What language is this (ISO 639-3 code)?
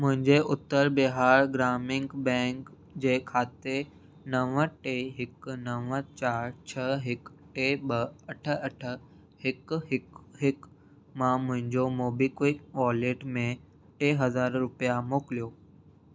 snd